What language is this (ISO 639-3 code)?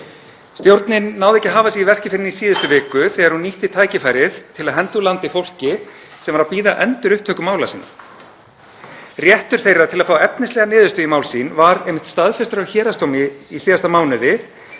isl